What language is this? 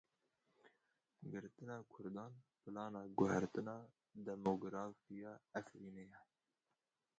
Kurdish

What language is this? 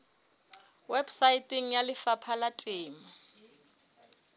Southern Sotho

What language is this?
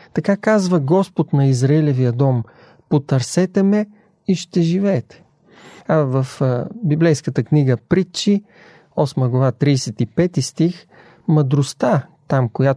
Bulgarian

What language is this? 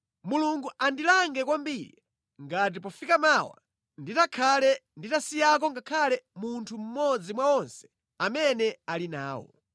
Nyanja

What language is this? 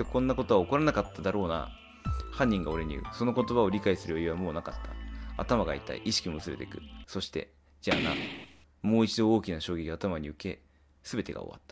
Japanese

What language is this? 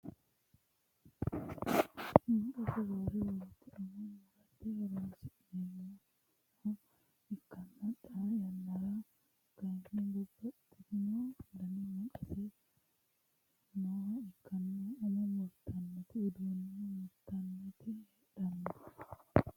Sidamo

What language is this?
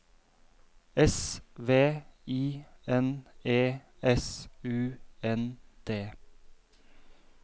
Norwegian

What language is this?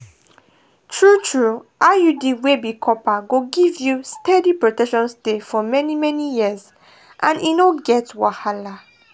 Nigerian Pidgin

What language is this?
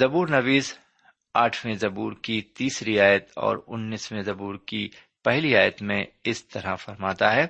Urdu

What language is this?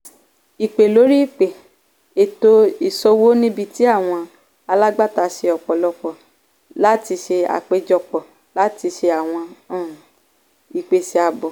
Yoruba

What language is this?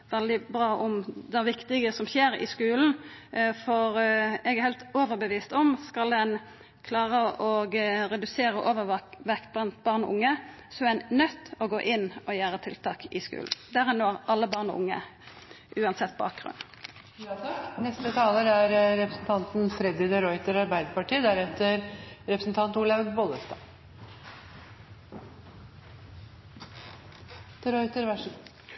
Norwegian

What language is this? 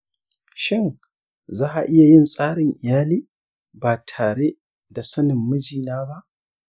Hausa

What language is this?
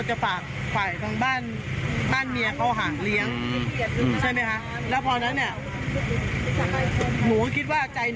Thai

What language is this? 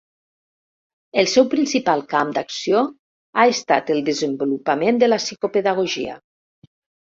Catalan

